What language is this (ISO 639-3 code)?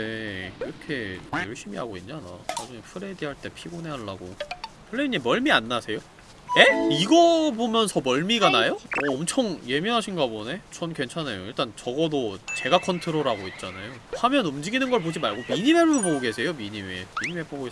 kor